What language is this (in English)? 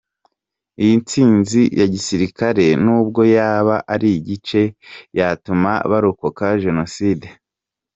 Kinyarwanda